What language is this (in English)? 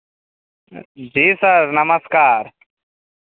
Maithili